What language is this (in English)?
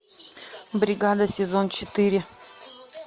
Russian